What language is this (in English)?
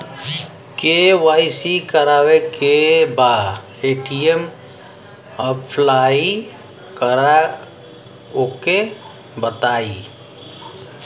Bhojpuri